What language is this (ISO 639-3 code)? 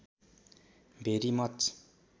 nep